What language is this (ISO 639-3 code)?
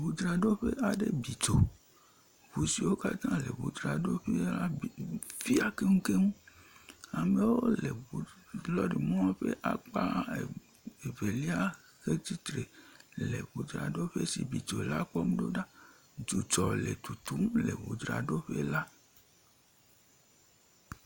ewe